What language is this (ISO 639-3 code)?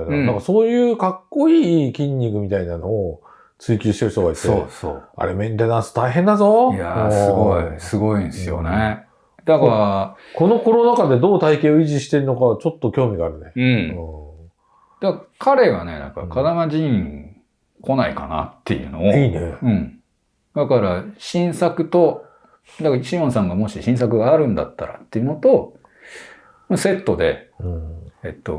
jpn